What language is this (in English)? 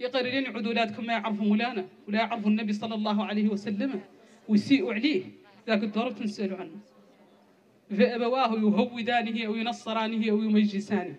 Arabic